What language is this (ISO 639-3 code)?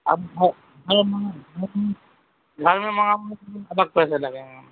urd